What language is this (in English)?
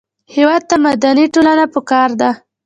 Pashto